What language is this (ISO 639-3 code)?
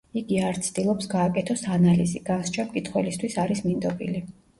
kat